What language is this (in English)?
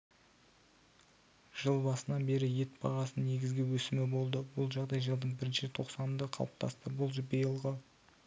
Kazakh